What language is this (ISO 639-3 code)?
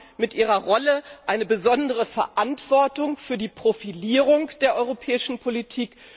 deu